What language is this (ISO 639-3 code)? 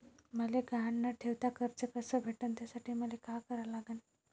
mar